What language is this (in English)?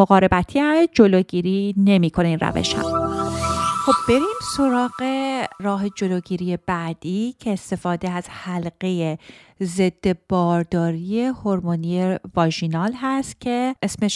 Persian